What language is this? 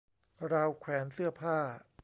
Thai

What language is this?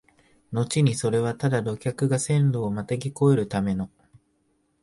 Japanese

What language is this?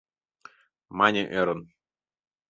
Mari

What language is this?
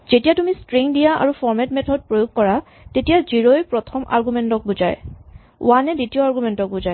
Assamese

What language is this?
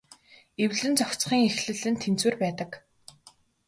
Mongolian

